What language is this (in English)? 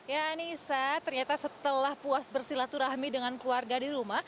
Indonesian